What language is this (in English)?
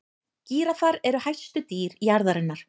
Icelandic